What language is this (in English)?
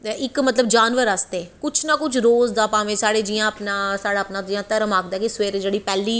Dogri